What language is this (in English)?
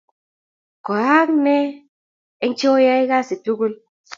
Kalenjin